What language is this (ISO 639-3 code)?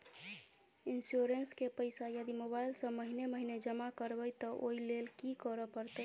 mai